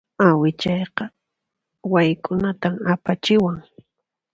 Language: Puno Quechua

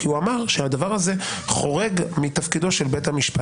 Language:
Hebrew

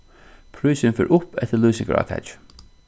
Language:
Faroese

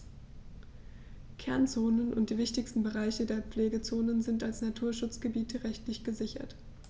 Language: German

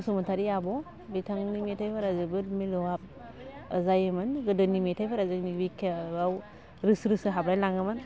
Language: Bodo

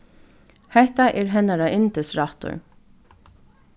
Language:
Faroese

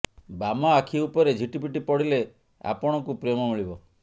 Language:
Odia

